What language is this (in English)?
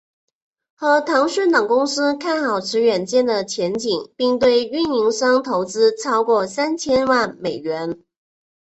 Chinese